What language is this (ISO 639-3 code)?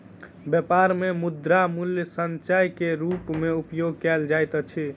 mai